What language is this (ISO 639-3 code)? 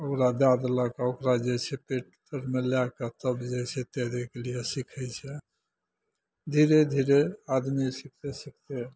mai